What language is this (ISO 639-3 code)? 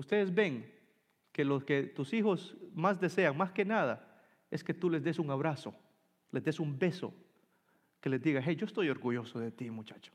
spa